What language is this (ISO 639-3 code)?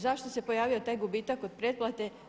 hrv